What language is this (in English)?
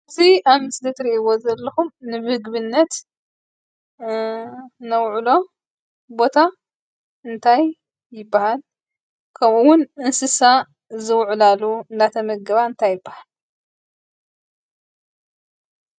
Tigrinya